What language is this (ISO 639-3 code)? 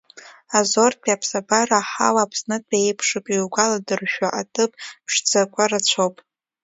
abk